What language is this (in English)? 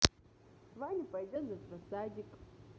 Russian